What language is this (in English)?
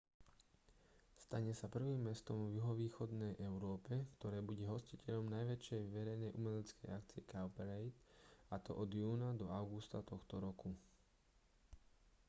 Slovak